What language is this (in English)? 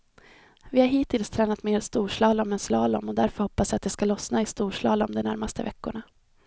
Swedish